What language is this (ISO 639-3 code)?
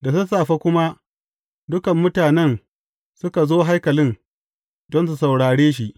hau